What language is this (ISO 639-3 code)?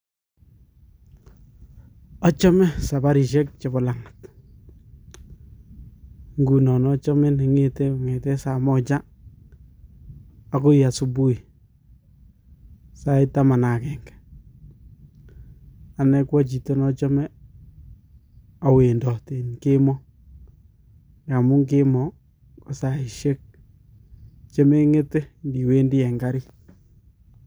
kln